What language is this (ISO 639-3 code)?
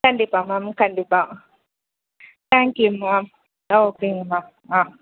tam